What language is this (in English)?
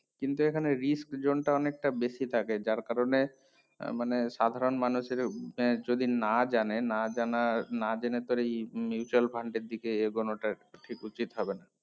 Bangla